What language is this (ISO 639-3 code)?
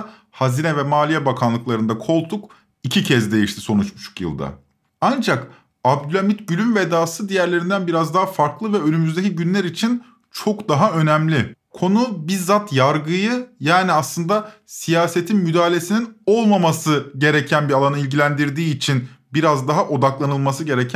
tur